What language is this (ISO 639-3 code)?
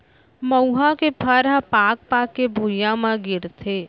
hne